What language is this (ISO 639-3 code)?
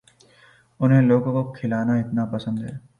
urd